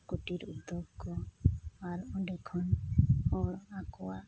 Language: Santali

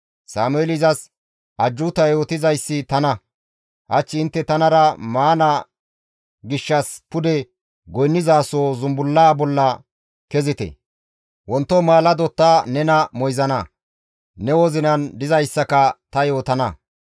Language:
Gamo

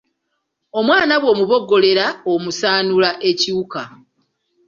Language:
Ganda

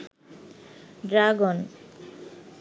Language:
Bangla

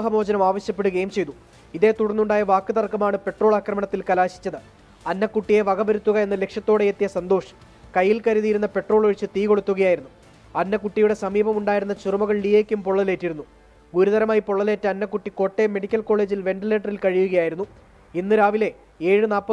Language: Malayalam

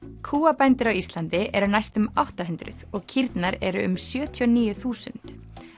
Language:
Icelandic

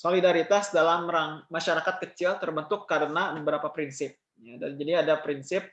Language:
Indonesian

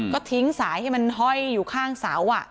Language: Thai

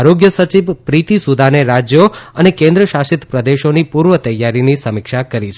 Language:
Gujarati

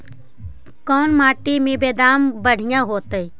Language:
Magahi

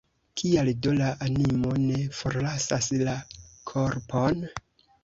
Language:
Esperanto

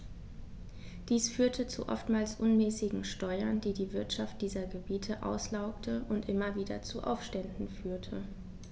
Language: German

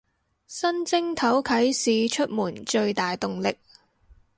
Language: Cantonese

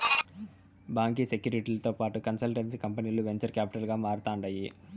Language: Telugu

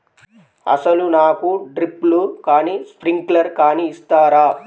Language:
Telugu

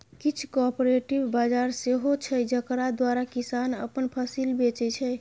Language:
Maithili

